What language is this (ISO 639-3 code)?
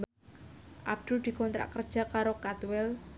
jav